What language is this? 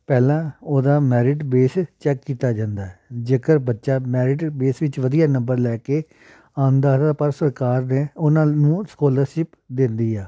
Punjabi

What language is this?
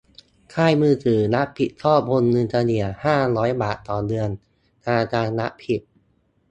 Thai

